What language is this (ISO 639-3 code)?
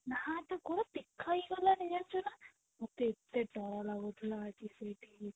ori